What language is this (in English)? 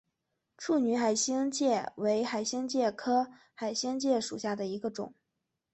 Chinese